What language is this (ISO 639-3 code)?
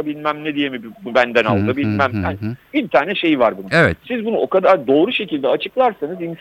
tur